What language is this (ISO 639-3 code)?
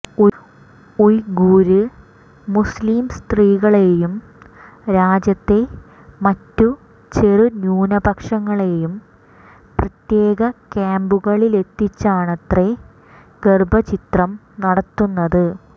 mal